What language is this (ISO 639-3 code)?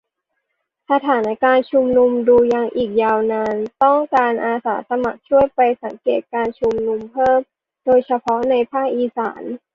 tha